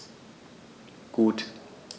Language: German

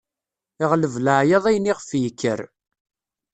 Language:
Kabyle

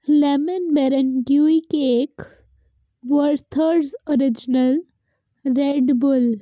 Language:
Punjabi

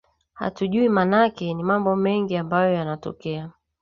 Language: Swahili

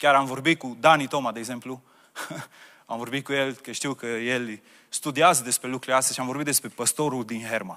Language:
Romanian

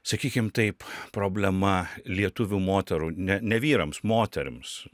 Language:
Lithuanian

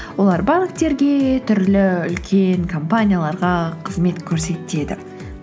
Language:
Kazakh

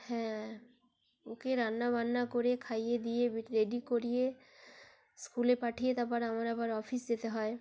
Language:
Bangla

